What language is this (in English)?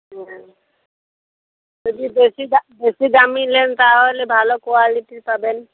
Bangla